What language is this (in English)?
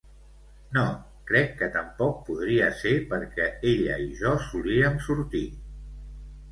Catalan